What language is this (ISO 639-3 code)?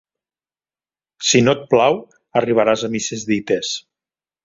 cat